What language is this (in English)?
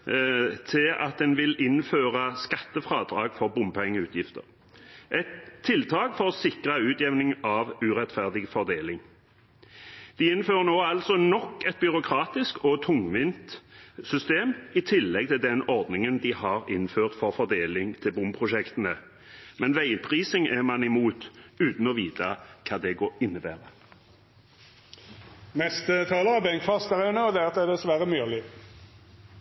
Norwegian Bokmål